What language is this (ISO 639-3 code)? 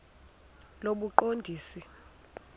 xho